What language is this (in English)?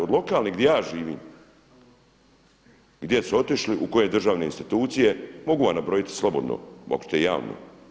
Croatian